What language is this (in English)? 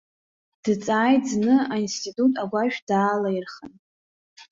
Abkhazian